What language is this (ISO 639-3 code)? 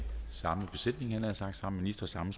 dan